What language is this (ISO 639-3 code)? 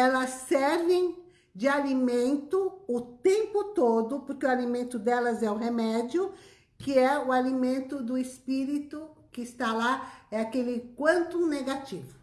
por